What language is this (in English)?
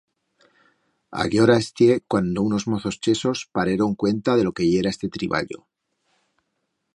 Aragonese